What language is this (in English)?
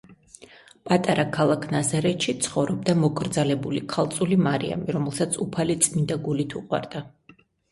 Georgian